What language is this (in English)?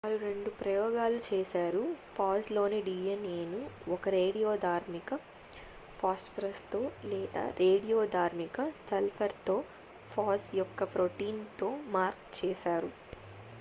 Telugu